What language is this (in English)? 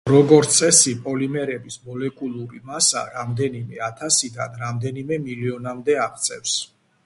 Georgian